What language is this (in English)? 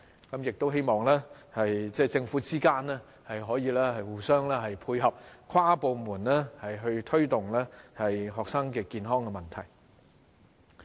Cantonese